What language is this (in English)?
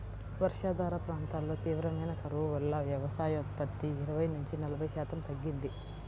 Telugu